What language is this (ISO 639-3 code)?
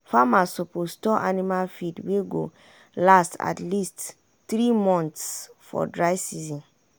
pcm